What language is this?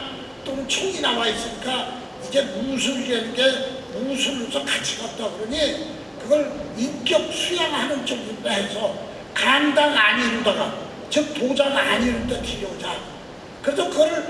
Korean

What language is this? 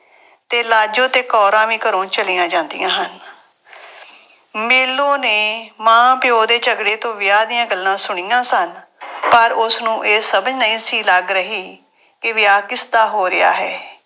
Punjabi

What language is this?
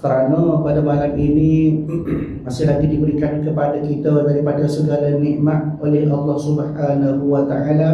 Malay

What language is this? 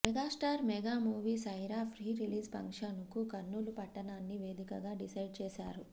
Telugu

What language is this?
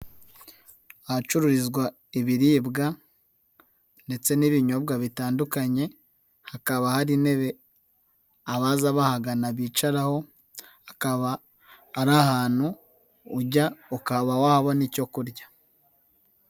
Kinyarwanda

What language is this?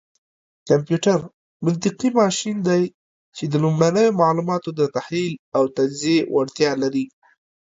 Pashto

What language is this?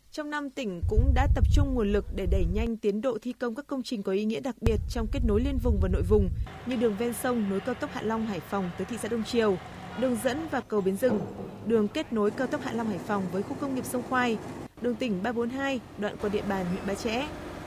Vietnamese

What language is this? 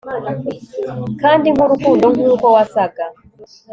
Kinyarwanda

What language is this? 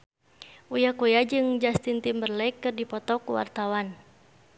Sundanese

